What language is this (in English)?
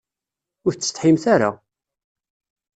Kabyle